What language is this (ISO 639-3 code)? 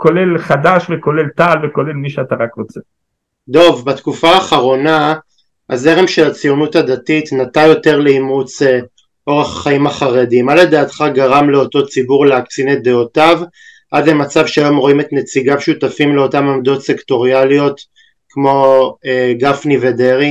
heb